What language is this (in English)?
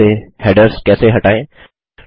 Hindi